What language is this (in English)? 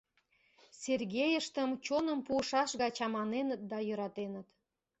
Mari